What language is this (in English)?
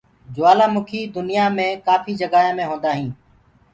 Gurgula